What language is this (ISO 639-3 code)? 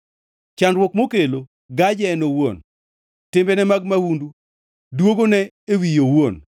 luo